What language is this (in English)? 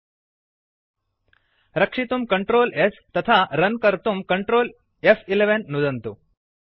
Sanskrit